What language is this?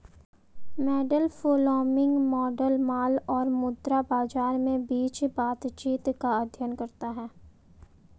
Hindi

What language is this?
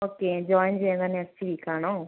Malayalam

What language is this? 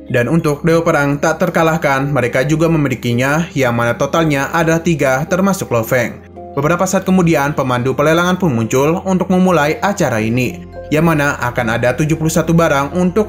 Indonesian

